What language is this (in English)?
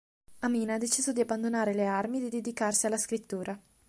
Italian